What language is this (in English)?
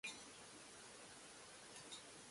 Japanese